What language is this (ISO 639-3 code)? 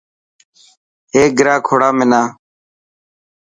mki